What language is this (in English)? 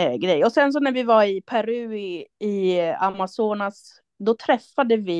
Swedish